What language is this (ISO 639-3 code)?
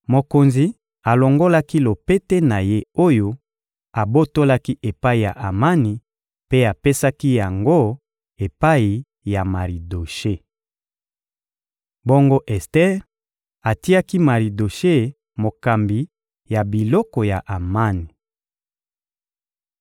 lin